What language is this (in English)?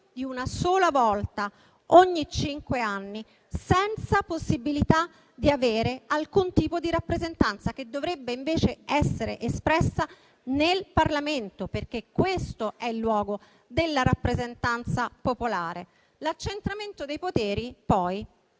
Italian